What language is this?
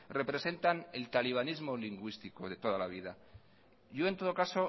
Spanish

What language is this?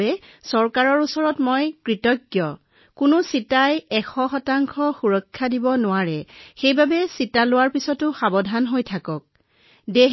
Assamese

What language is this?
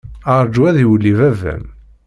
Kabyle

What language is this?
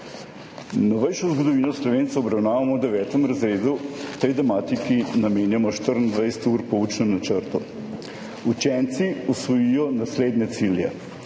Slovenian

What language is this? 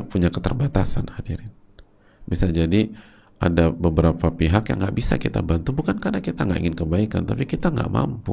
Indonesian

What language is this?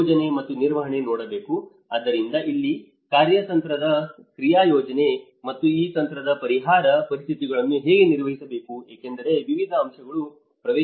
Kannada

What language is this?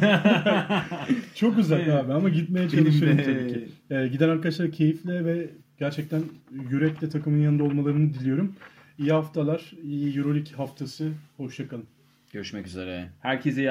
Turkish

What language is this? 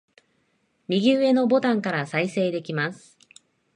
Japanese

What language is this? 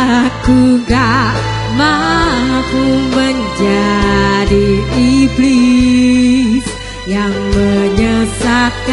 Indonesian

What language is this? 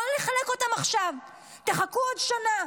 Hebrew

